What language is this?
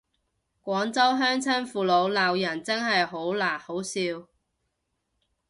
Cantonese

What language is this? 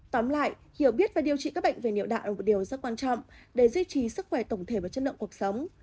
Vietnamese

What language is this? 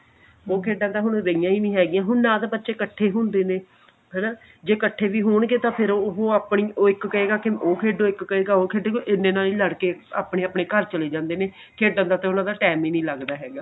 Punjabi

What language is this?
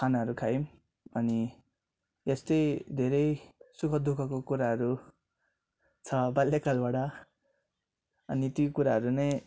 Nepali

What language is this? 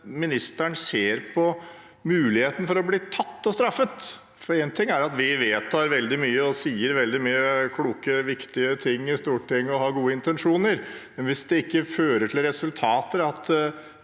Norwegian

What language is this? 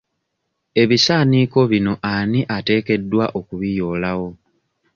Ganda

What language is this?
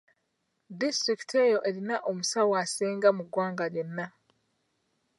Ganda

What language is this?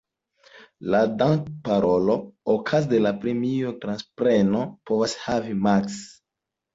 Esperanto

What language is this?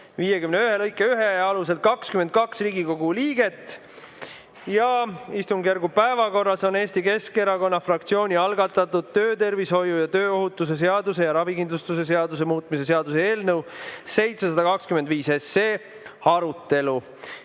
Estonian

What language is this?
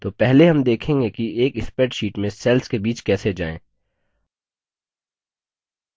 Hindi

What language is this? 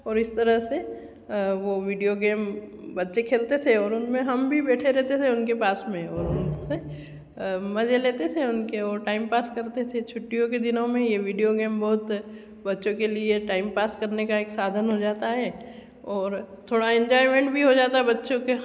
Hindi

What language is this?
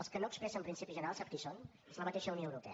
Catalan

